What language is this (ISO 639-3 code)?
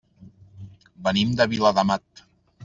cat